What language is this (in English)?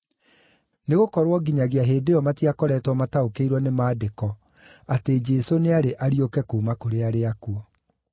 Kikuyu